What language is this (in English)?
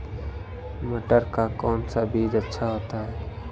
Hindi